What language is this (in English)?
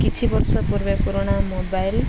Odia